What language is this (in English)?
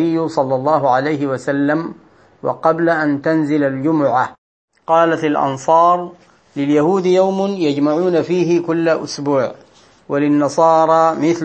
Arabic